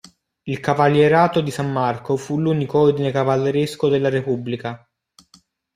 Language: Italian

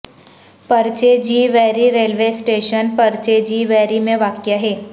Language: Urdu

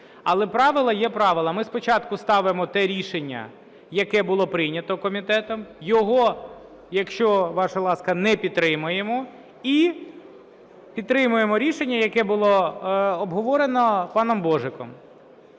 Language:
Ukrainian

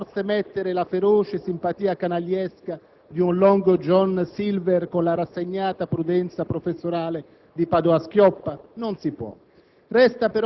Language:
Italian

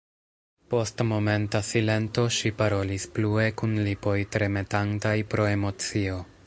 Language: Esperanto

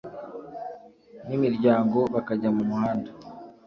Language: Kinyarwanda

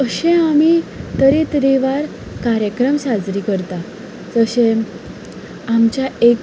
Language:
Konkani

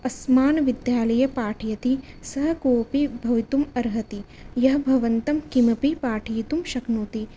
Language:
Sanskrit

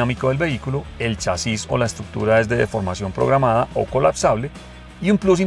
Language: Spanish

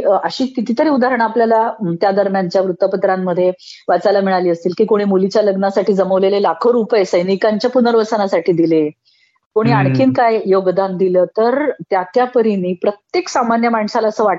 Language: Marathi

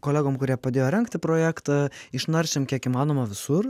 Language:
Lithuanian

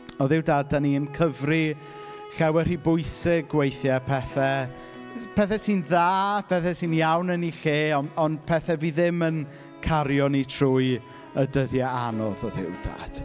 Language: Welsh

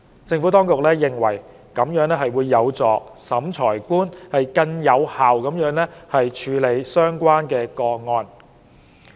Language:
Cantonese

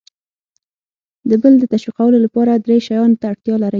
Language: Pashto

